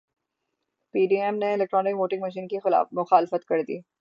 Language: Urdu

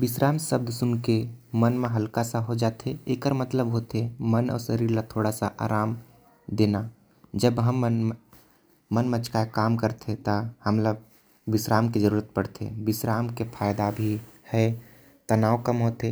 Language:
Korwa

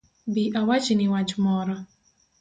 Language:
Luo (Kenya and Tanzania)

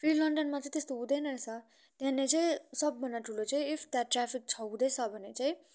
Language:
Nepali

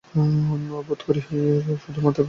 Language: Bangla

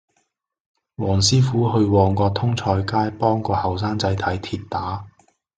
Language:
Cantonese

